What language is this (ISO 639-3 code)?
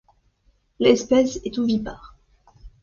fra